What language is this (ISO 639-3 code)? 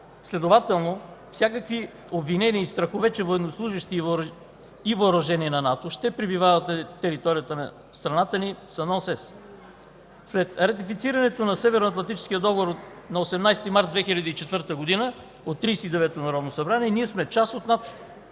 bul